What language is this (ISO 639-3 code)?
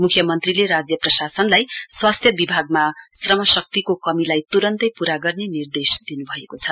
nep